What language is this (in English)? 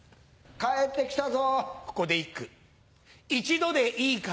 Japanese